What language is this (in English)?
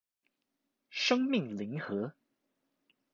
Chinese